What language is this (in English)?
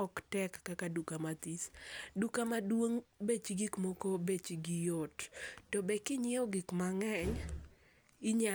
Luo (Kenya and Tanzania)